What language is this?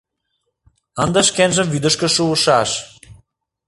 Mari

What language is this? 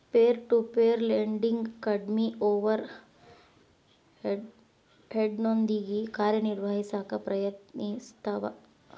Kannada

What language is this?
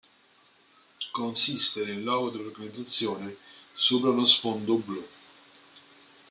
Italian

